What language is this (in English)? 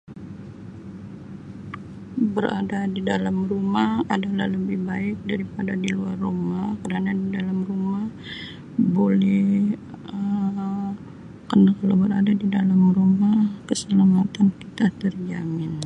Sabah Malay